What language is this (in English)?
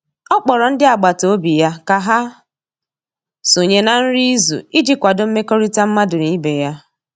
Igbo